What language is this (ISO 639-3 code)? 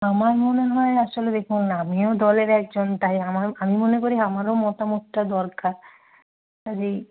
ben